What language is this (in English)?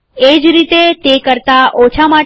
Gujarati